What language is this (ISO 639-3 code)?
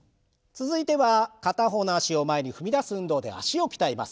jpn